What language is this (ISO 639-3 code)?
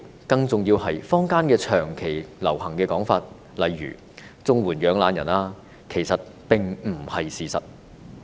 yue